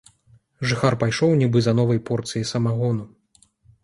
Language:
Belarusian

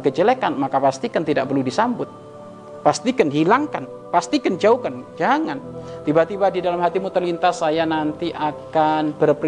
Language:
Indonesian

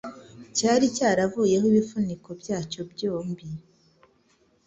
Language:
Kinyarwanda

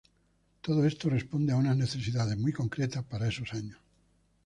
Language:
Spanish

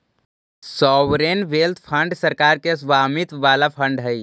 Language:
Magahi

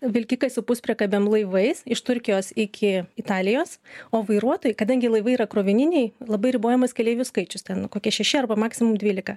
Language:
Lithuanian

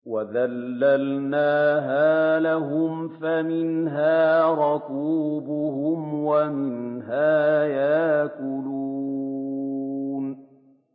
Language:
Arabic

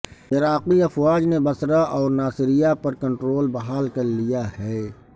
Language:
Urdu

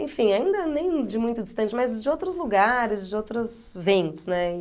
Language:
Portuguese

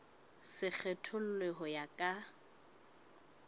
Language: Southern Sotho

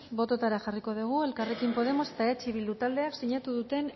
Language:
Basque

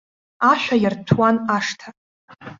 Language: Abkhazian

